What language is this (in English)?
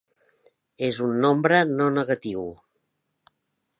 Catalan